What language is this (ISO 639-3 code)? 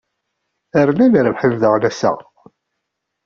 kab